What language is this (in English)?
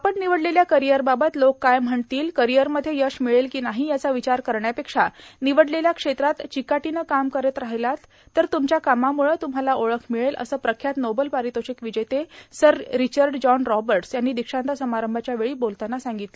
Marathi